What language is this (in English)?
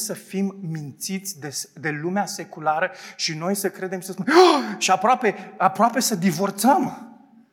Romanian